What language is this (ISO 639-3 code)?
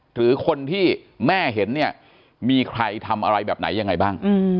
tha